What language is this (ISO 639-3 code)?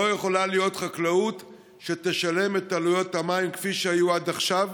heb